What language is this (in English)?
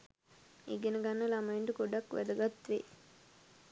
Sinhala